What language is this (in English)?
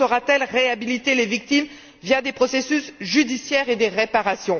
French